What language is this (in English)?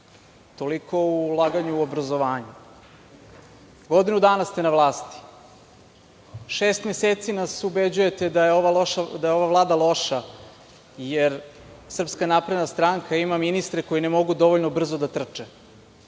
Serbian